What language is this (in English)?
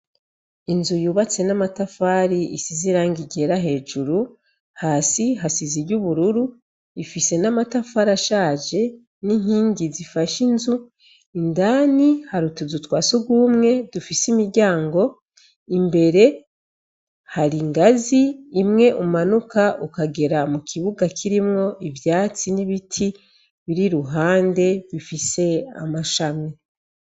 Rundi